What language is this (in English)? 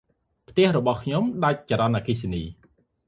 Khmer